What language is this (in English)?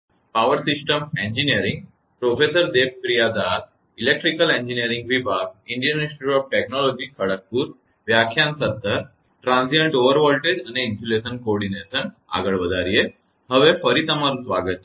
Gujarati